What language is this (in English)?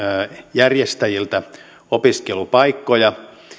Finnish